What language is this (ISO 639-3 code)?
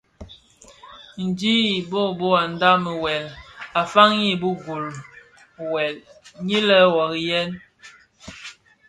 ksf